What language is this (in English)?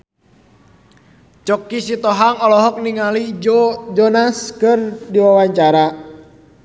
Sundanese